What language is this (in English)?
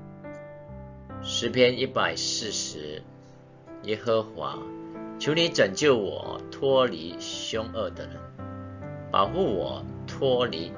Chinese